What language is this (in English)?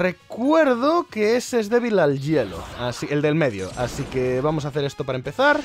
Spanish